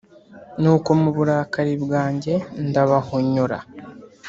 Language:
Kinyarwanda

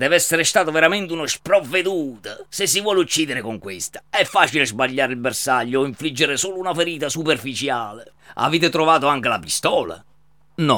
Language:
Italian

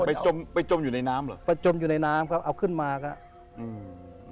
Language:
Thai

